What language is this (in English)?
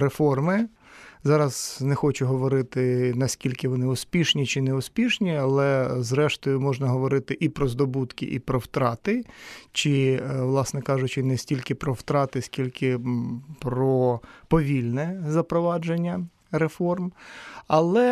Ukrainian